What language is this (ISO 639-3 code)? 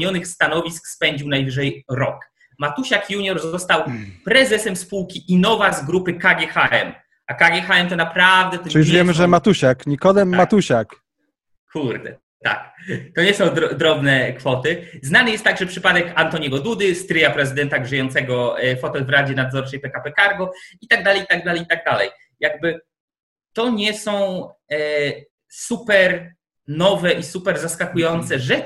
pol